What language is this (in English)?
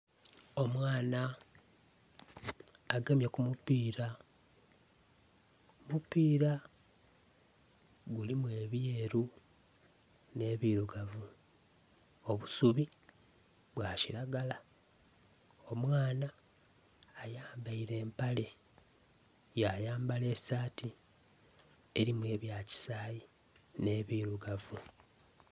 Soga